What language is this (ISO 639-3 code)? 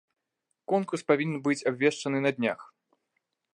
bel